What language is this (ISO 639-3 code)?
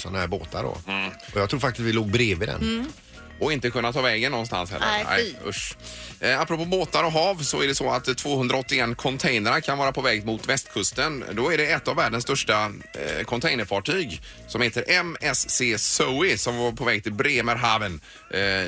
swe